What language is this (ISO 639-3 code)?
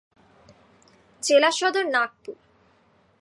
ben